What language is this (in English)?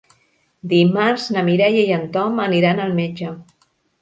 Catalan